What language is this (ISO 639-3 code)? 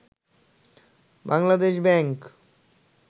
ben